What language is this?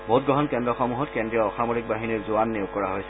Assamese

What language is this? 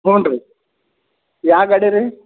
Kannada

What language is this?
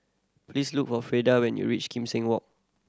English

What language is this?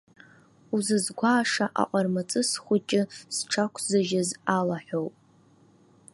Abkhazian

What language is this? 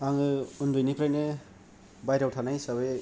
Bodo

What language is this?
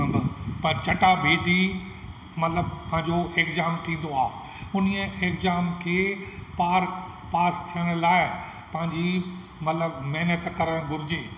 Sindhi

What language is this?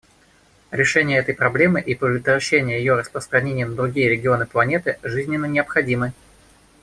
Russian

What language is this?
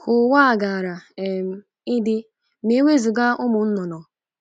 Igbo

